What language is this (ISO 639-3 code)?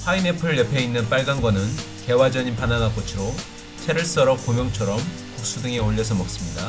kor